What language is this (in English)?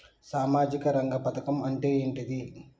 Telugu